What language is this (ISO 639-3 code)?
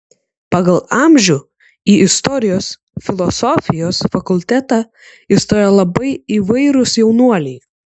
lit